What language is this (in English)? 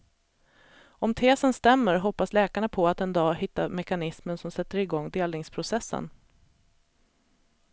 Swedish